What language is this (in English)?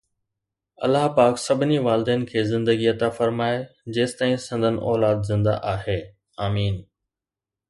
Sindhi